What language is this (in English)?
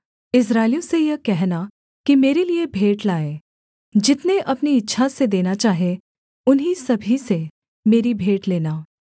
Hindi